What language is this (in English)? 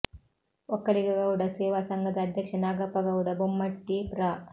Kannada